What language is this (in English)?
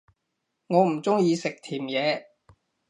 Cantonese